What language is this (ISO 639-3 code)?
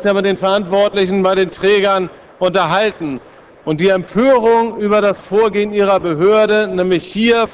deu